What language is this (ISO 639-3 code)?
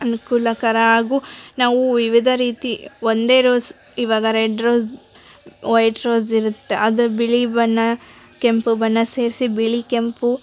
kan